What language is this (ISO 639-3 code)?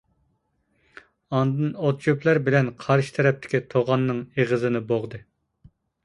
uig